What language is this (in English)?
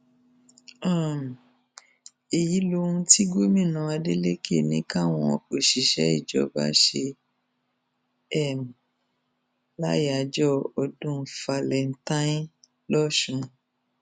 Yoruba